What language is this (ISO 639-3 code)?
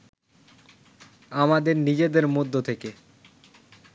ben